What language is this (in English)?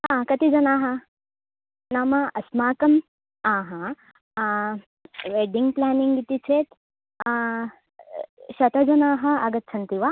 Sanskrit